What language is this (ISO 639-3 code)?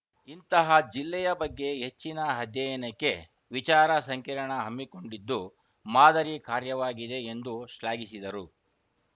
kan